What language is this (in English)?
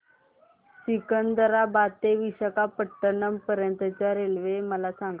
Marathi